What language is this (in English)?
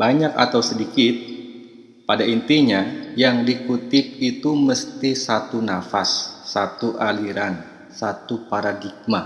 Indonesian